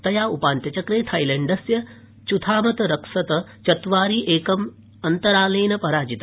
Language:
Sanskrit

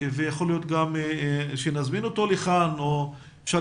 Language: Hebrew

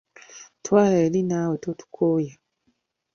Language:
Ganda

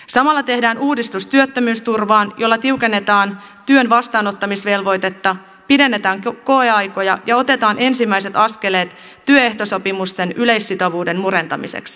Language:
Finnish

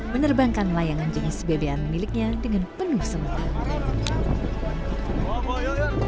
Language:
Indonesian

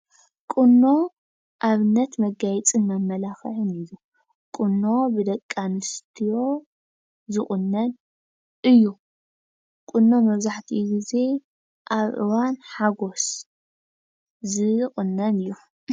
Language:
Tigrinya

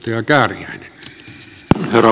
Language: Finnish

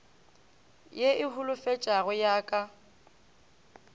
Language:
Northern Sotho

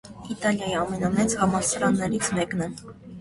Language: Armenian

